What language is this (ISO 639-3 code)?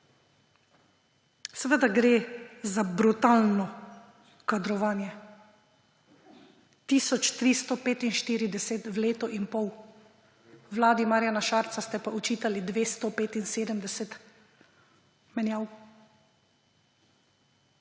slv